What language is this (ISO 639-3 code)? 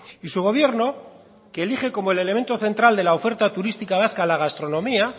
spa